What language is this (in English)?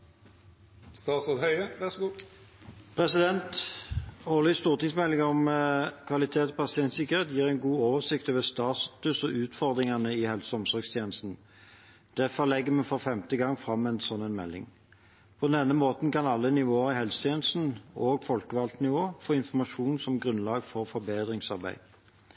Norwegian